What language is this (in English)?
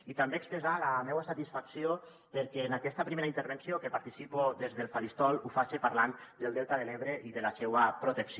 Catalan